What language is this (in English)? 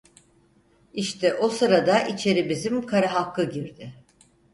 Turkish